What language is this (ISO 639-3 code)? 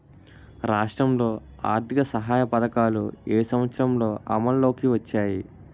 tel